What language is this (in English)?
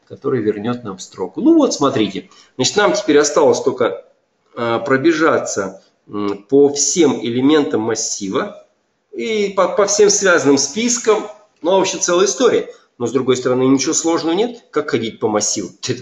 Russian